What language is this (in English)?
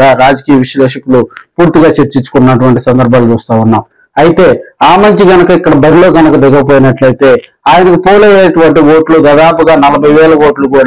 Telugu